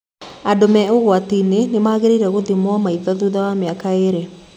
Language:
Kikuyu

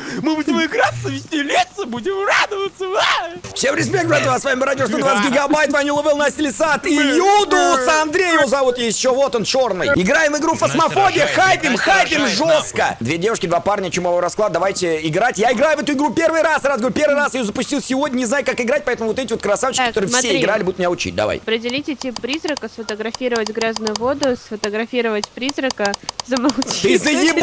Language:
Russian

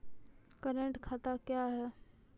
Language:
Maithili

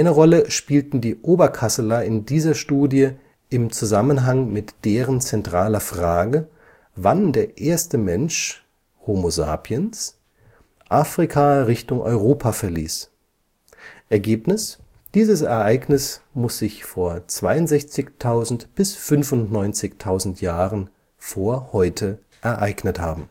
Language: German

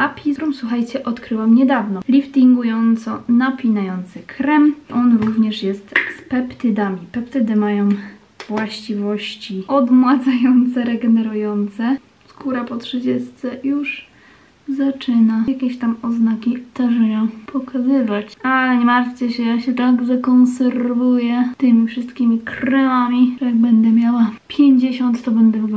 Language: Polish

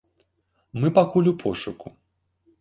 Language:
Belarusian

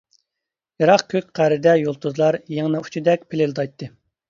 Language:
Uyghur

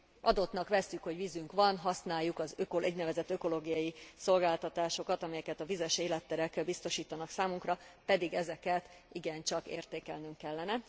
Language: Hungarian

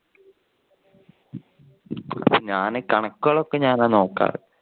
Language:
Malayalam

